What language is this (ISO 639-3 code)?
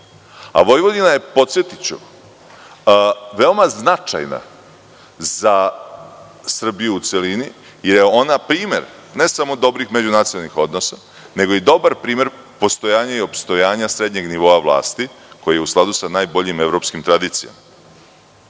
srp